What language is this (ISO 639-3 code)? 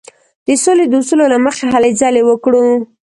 pus